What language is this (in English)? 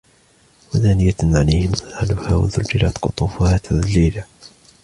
Arabic